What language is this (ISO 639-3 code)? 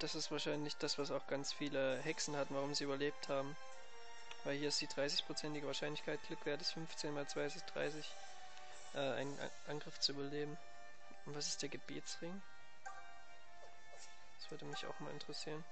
deu